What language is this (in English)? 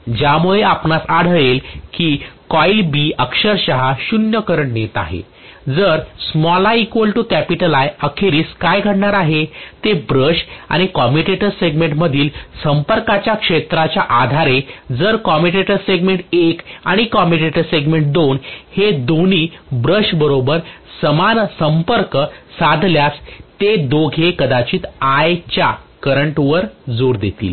Marathi